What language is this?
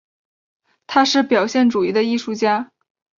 Chinese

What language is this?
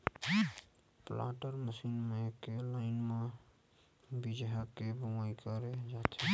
Chhattisgarhi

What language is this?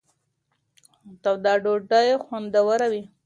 Pashto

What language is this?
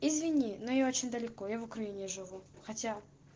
Russian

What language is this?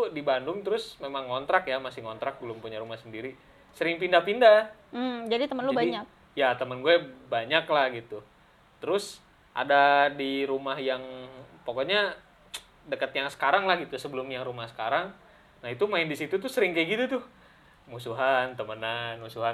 Indonesian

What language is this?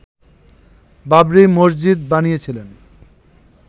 Bangla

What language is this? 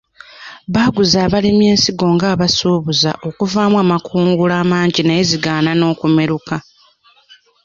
Ganda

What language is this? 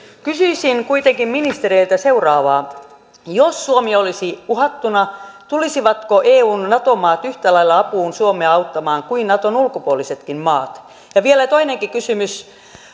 Finnish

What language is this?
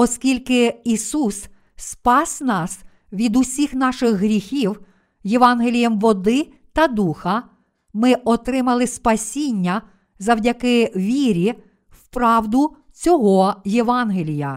Ukrainian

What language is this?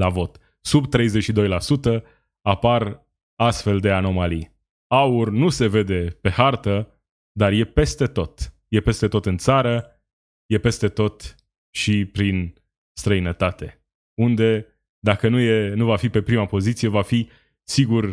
Romanian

